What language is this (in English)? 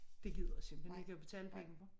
Danish